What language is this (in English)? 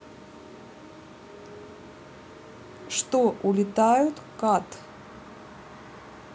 Russian